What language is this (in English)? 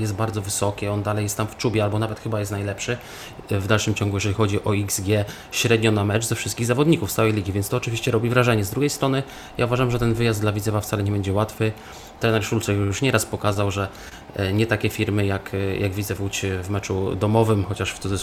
Polish